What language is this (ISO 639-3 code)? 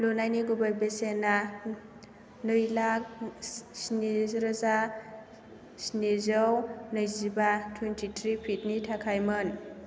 brx